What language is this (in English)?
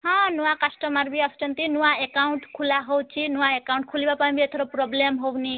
Odia